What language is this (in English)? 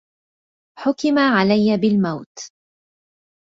Arabic